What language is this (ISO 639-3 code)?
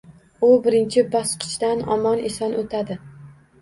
uzb